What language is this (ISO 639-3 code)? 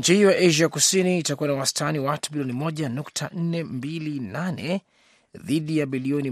swa